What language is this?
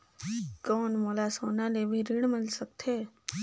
Chhattisgarhi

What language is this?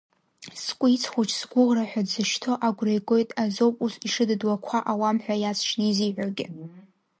Abkhazian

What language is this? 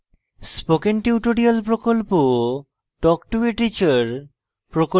Bangla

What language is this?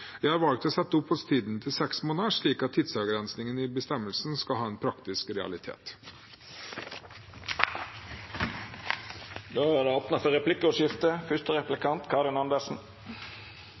Norwegian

